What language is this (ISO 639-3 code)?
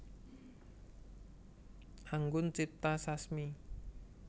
jav